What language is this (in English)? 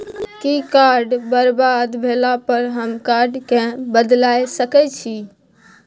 Maithili